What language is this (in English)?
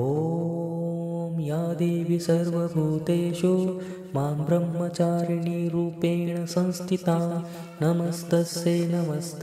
Marathi